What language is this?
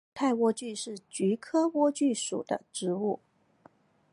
Chinese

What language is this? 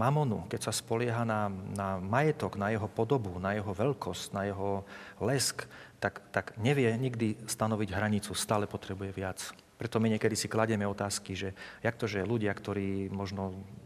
Slovak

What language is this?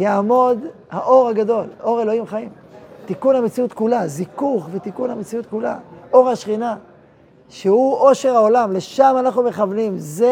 Hebrew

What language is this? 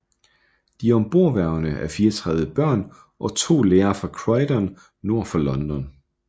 Danish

